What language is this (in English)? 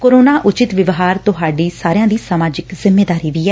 Punjabi